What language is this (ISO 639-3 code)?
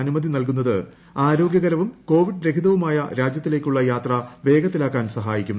mal